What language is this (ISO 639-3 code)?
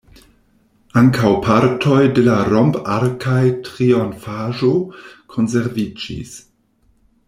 epo